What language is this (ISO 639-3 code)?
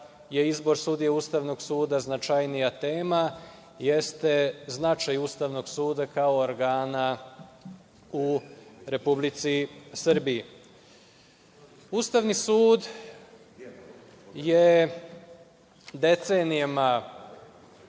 srp